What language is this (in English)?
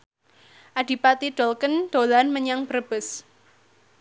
Javanese